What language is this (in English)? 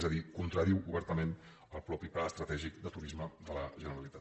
Catalan